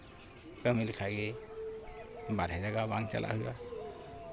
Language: Santali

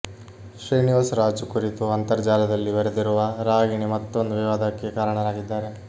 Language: Kannada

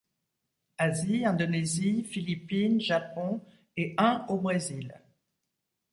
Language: French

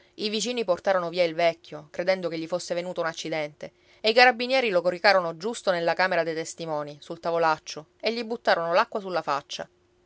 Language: Italian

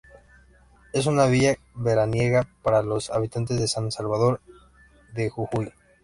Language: Spanish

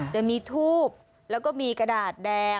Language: Thai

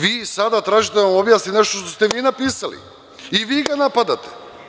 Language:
Serbian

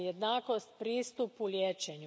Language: Croatian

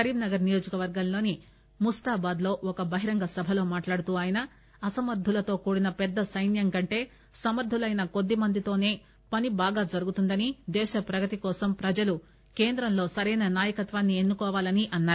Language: Telugu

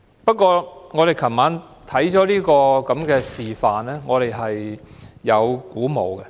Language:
Cantonese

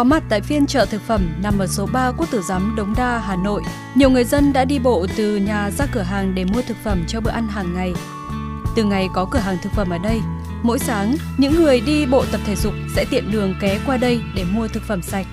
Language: Vietnamese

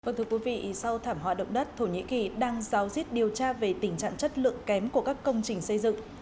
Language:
Vietnamese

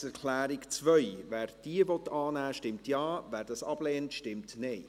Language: Swiss German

